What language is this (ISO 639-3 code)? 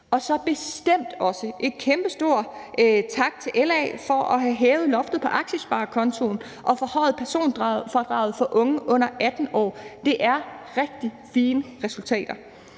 dan